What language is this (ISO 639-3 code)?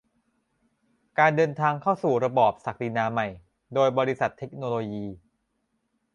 tha